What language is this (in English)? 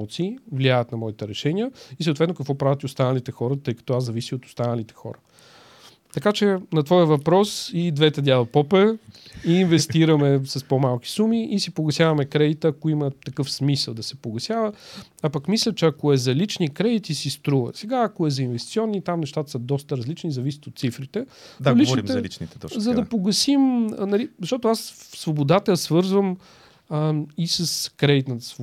Bulgarian